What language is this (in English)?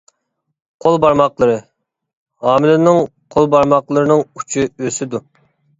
Uyghur